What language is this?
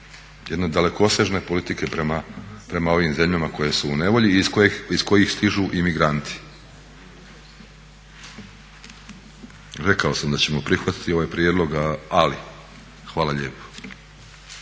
Croatian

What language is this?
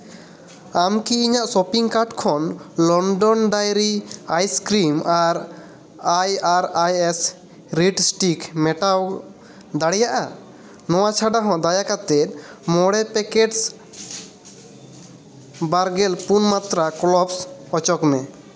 Santali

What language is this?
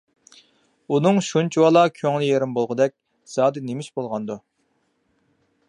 Uyghur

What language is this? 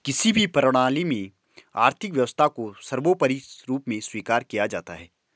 Hindi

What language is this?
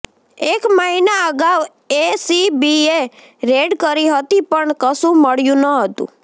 Gujarati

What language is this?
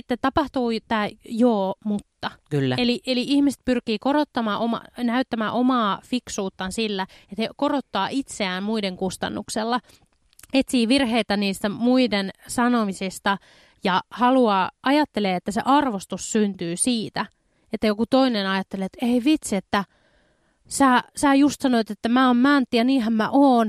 Finnish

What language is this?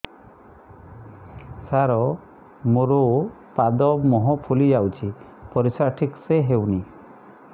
Odia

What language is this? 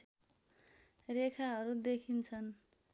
Nepali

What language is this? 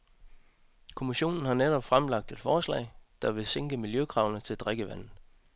Danish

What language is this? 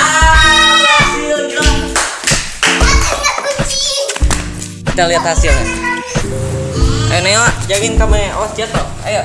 Indonesian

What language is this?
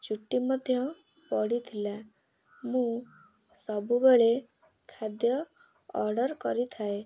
Odia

